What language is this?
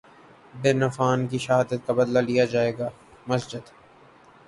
Urdu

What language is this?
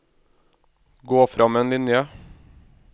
Norwegian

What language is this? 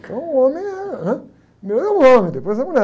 Portuguese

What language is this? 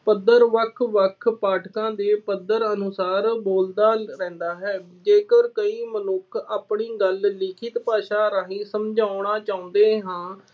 Punjabi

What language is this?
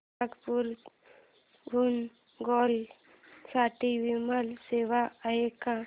Marathi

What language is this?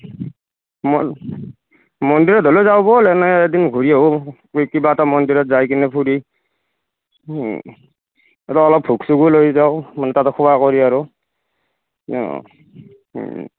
Assamese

